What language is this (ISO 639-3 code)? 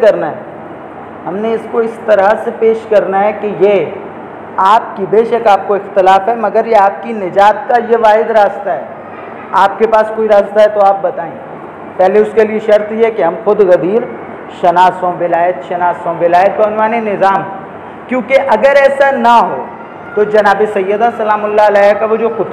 urd